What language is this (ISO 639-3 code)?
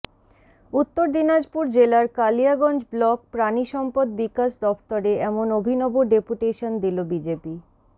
ben